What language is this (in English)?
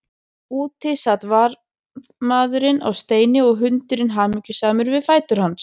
Icelandic